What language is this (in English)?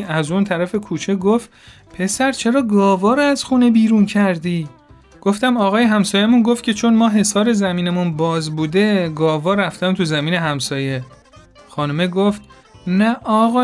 Persian